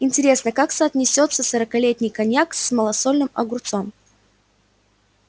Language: Russian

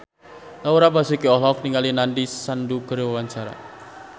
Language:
Sundanese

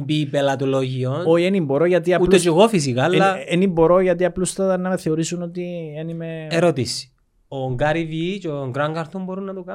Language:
Greek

